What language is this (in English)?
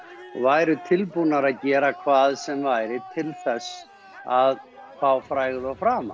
Icelandic